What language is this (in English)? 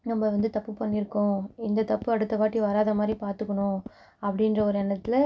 Tamil